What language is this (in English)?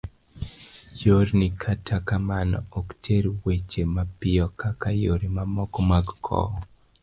Luo (Kenya and Tanzania)